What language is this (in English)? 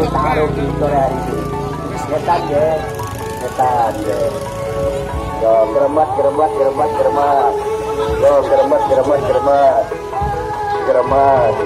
Indonesian